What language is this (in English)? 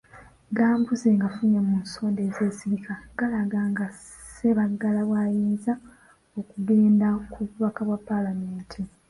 Ganda